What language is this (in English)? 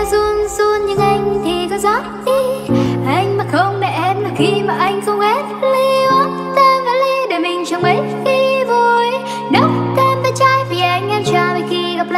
Thai